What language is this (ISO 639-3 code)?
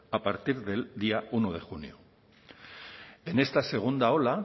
spa